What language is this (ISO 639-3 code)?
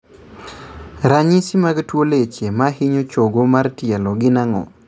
luo